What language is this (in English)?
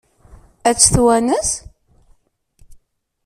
Kabyle